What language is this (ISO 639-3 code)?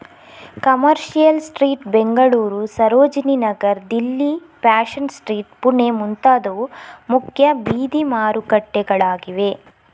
kan